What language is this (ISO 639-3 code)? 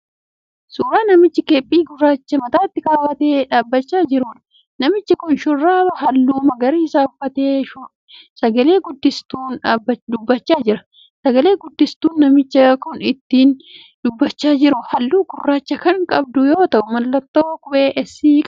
orm